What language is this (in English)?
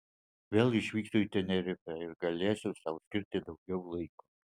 Lithuanian